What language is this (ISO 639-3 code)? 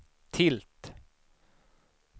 swe